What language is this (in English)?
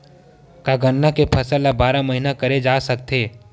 Chhattisgarhi